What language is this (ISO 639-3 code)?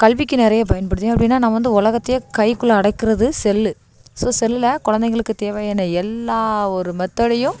tam